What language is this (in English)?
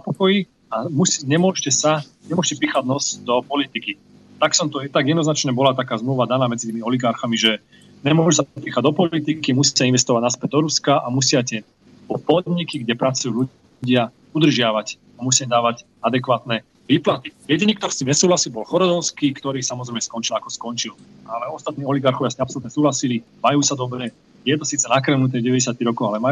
Slovak